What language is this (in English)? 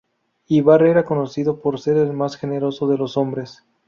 Spanish